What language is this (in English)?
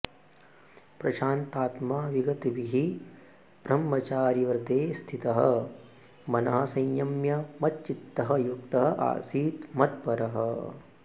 Sanskrit